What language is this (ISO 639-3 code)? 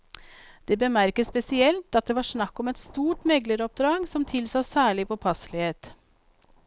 nor